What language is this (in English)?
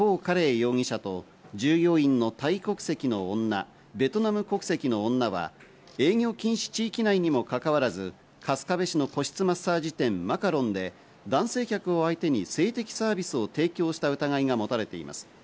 Japanese